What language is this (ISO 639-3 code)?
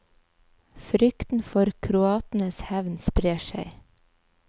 nor